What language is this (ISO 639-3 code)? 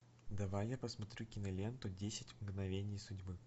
rus